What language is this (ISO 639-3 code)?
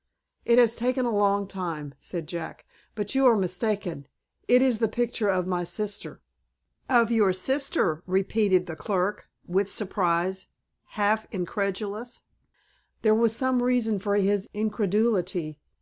eng